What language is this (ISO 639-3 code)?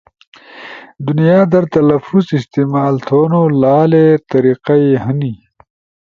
ush